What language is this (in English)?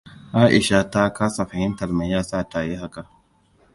Hausa